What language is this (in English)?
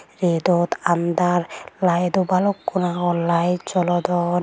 Chakma